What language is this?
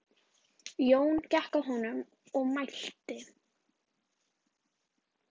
Icelandic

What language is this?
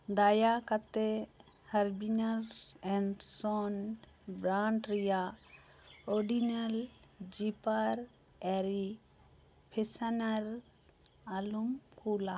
Santali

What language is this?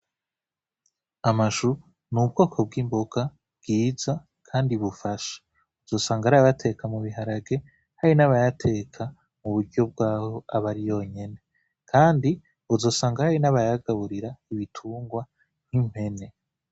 Rundi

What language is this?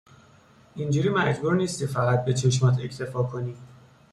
Persian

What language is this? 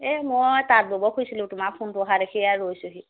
Assamese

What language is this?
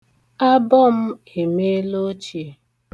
Igbo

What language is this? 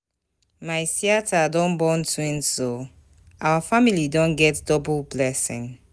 Nigerian Pidgin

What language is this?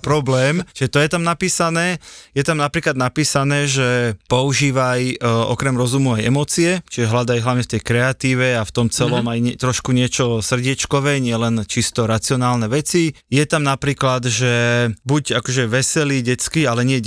Slovak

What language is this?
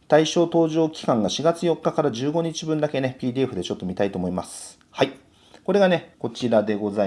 Japanese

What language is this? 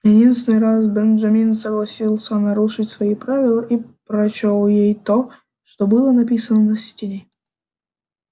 Russian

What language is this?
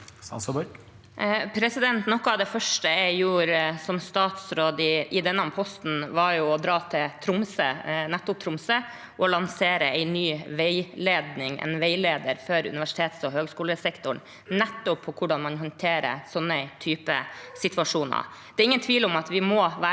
Norwegian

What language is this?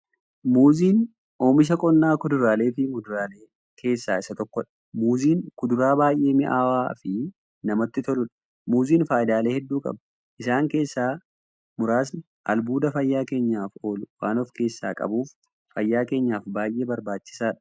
Oromo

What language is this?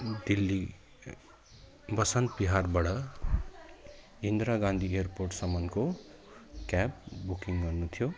Nepali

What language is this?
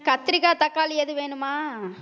Tamil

